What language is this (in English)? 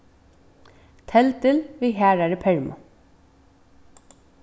Faroese